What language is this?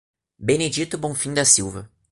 Portuguese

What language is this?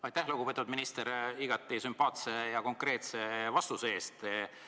Estonian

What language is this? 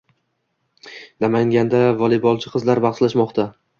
Uzbek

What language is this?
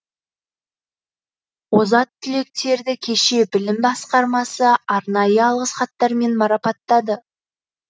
Kazakh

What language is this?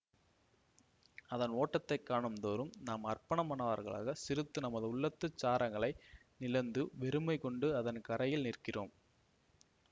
Tamil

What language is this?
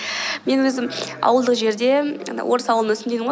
Kazakh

